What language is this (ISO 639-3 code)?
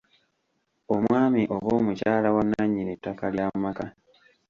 lug